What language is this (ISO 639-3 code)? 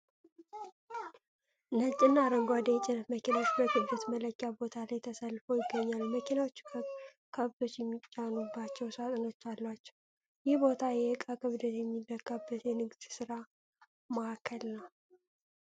amh